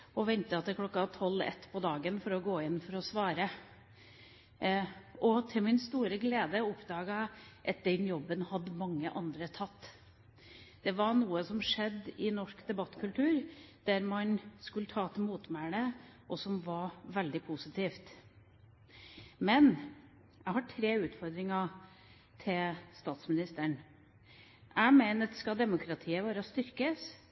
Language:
Norwegian Bokmål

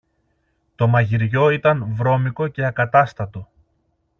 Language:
Greek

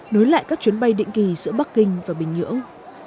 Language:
Vietnamese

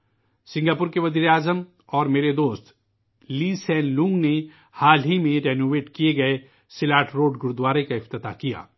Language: Urdu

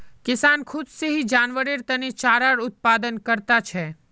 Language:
Magahi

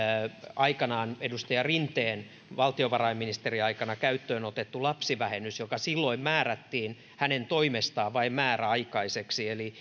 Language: Finnish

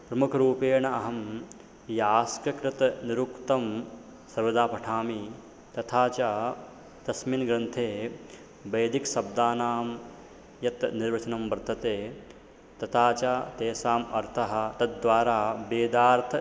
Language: Sanskrit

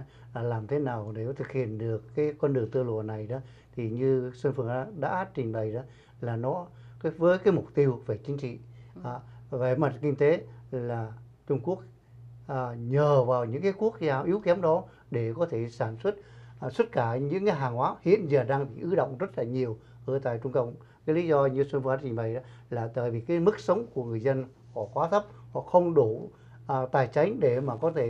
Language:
Vietnamese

